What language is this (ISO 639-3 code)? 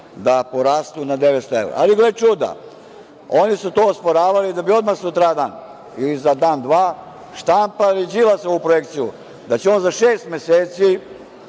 srp